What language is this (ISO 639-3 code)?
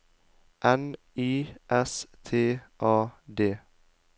nor